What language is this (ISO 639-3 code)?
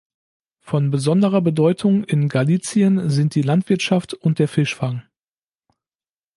deu